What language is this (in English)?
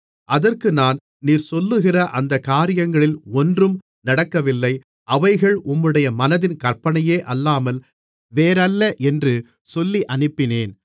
Tamil